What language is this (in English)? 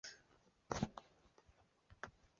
Chinese